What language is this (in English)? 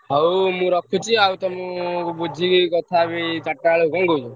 Odia